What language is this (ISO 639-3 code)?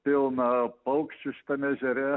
lit